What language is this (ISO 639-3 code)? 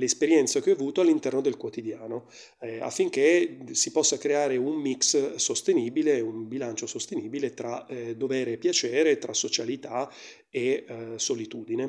ita